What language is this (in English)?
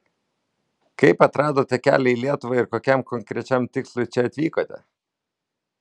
Lithuanian